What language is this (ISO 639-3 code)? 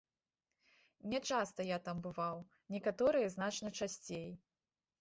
bel